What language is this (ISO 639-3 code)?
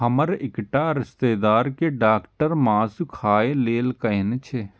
mai